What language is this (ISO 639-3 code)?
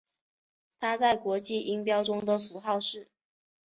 zho